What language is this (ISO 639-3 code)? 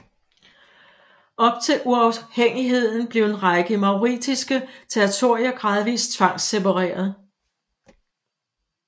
dan